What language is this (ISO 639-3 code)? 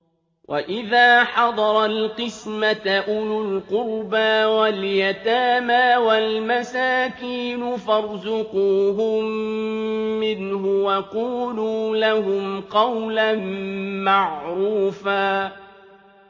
ara